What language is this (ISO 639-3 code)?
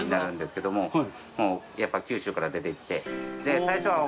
jpn